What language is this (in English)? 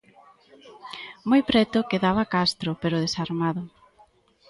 Galician